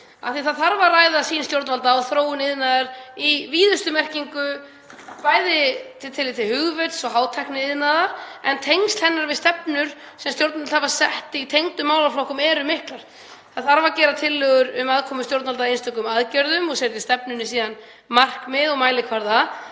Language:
Icelandic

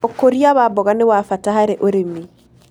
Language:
Kikuyu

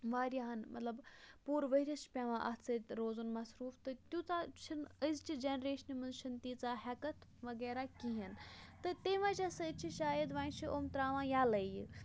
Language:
Kashmiri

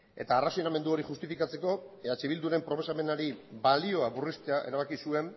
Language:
Basque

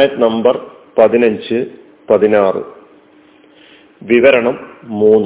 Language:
Malayalam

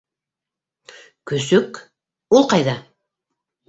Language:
Bashkir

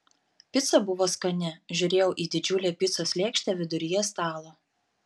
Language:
Lithuanian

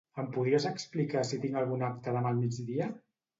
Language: Catalan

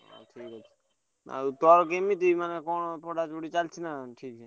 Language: Odia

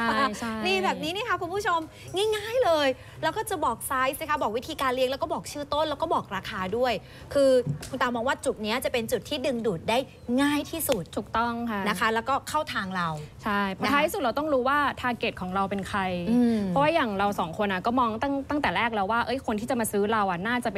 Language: Thai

